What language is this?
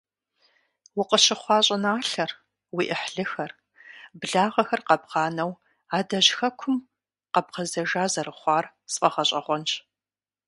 Kabardian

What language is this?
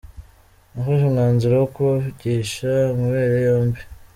Kinyarwanda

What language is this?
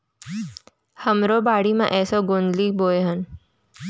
Chhattisgarhi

